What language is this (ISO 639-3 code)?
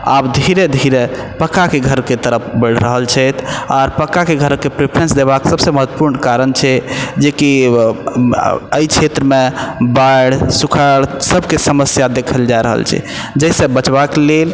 mai